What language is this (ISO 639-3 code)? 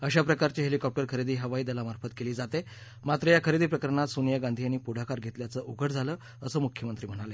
mar